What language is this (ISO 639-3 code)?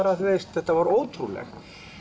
isl